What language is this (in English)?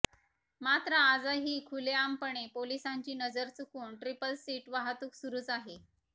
Marathi